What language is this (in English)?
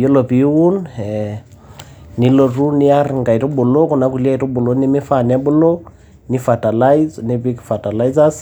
Masai